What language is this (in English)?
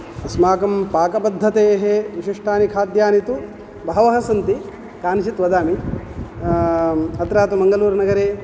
Sanskrit